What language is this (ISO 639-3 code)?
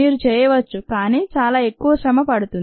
tel